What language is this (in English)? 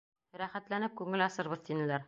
Bashkir